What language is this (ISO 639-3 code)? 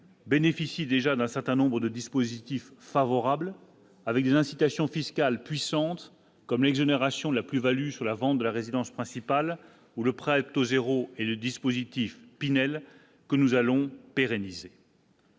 fra